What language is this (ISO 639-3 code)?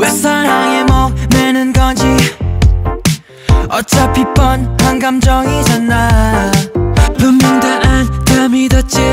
kor